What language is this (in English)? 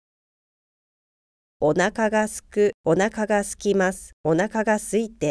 Japanese